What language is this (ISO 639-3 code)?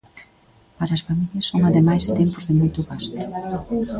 glg